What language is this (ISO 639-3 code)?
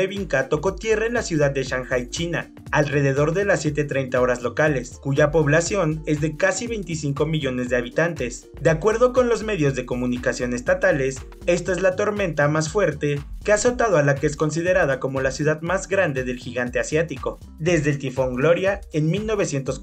spa